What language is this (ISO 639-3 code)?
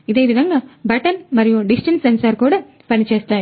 tel